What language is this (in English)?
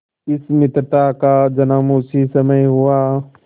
Hindi